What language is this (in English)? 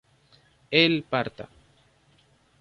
Spanish